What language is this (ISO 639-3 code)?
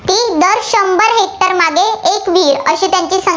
mar